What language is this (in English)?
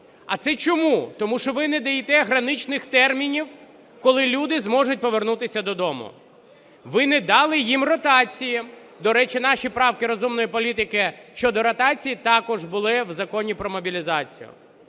Ukrainian